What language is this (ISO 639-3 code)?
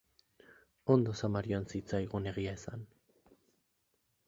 eus